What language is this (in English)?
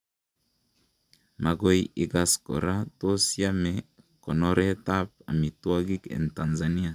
Kalenjin